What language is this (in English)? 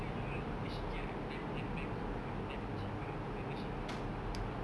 English